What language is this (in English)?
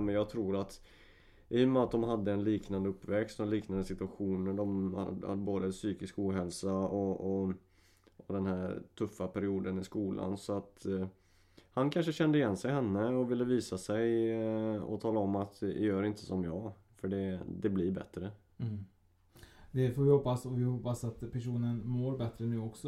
Swedish